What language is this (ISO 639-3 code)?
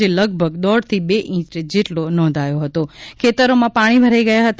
guj